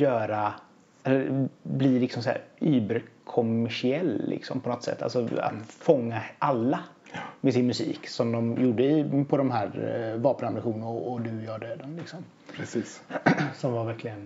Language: Swedish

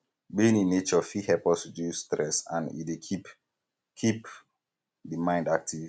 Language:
Nigerian Pidgin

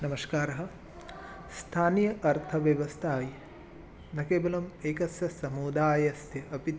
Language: Sanskrit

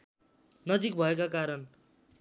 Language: Nepali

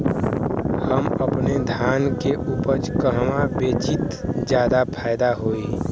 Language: Bhojpuri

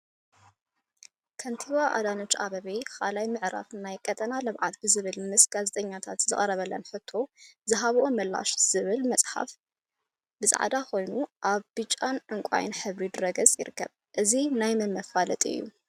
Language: Tigrinya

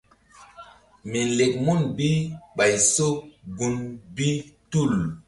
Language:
Mbum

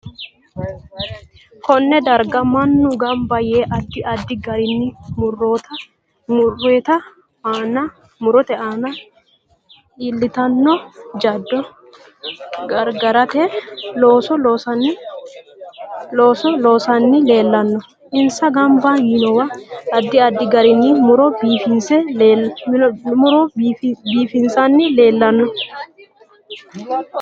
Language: Sidamo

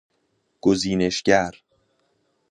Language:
Persian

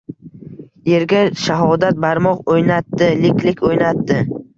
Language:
Uzbek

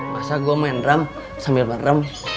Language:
Indonesian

